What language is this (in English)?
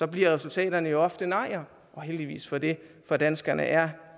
Danish